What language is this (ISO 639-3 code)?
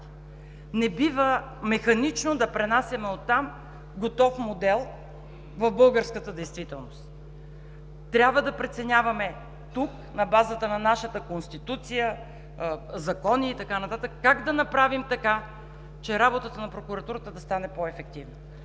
bul